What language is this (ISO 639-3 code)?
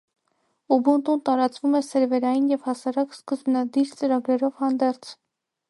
hye